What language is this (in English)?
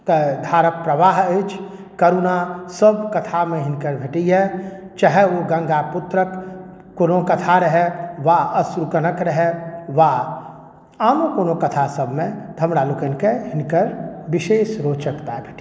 Maithili